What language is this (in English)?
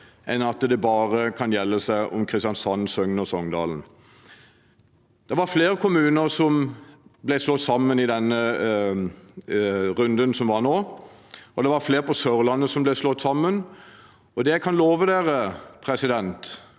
Norwegian